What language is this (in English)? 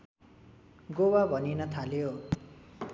Nepali